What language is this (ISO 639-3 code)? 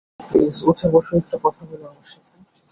ben